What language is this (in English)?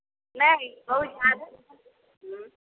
Maithili